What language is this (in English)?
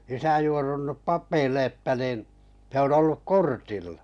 Finnish